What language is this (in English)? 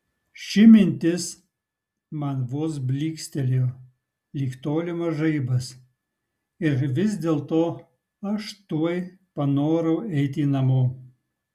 Lithuanian